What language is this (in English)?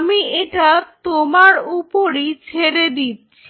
Bangla